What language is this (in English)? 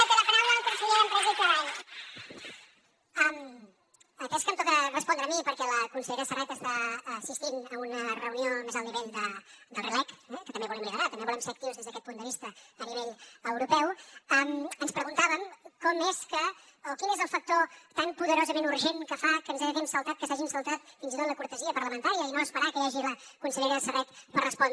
Catalan